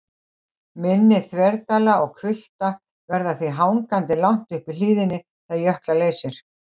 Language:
Icelandic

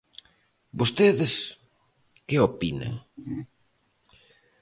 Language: Galician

